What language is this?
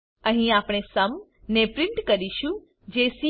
Gujarati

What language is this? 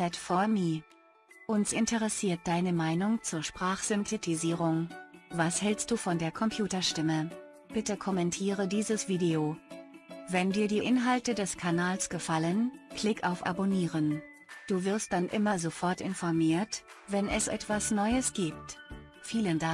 German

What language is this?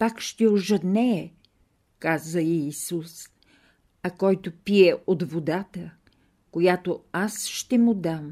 Bulgarian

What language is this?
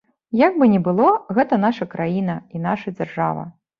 Belarusian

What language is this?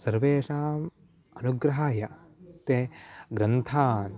Sanskrit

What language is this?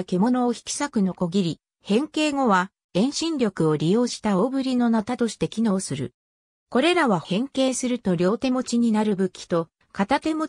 Japanese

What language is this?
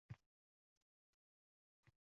Uzbek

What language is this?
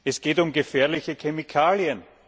German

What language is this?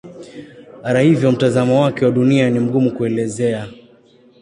Swahili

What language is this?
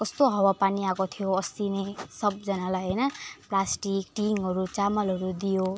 Nepali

